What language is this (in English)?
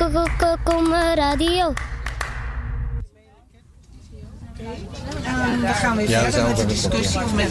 Dutch